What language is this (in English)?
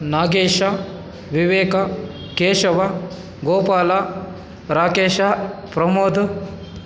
Kannada